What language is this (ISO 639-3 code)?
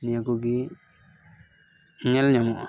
sat